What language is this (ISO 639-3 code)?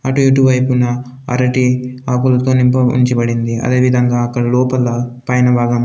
tel